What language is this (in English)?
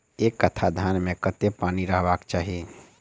Maithili